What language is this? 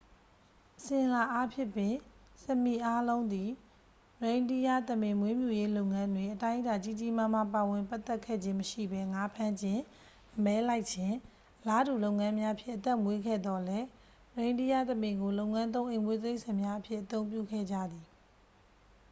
Burmese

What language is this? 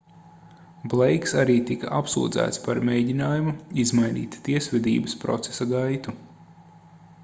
Latvian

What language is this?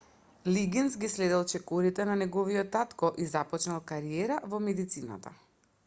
Macedonian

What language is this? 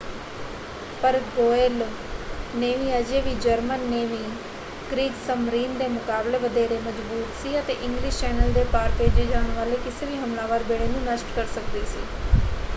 Punjabi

